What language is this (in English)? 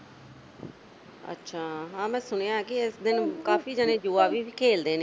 Punjabi